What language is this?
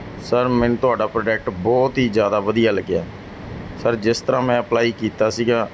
Punjabi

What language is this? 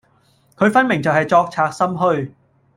Cantonese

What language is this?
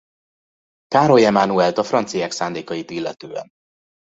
Hungarian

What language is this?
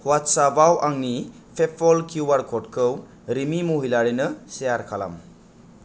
Bodo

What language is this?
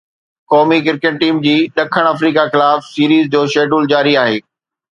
Sindhi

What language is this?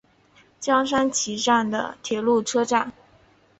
Chinese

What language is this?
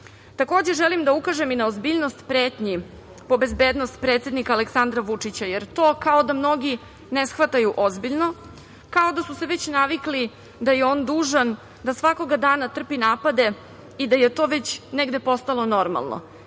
Serbian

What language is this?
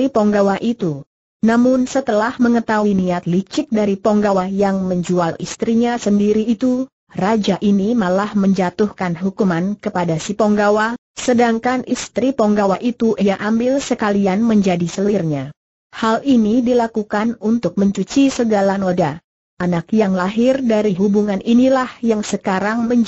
Indonesian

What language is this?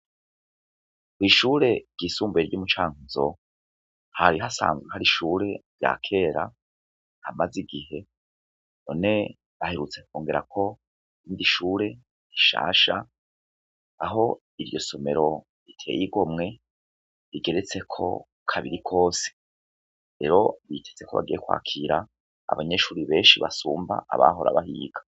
Rundi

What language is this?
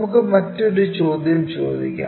Malayalam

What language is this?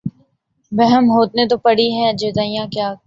Urdu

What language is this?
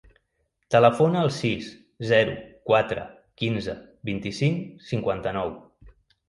Catalan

